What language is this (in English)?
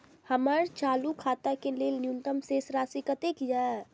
Maithili